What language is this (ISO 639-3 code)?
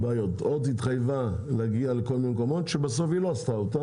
heb